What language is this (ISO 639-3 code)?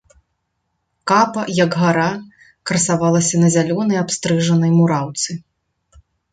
bel